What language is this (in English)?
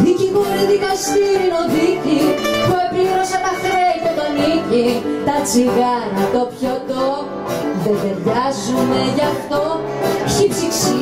Greek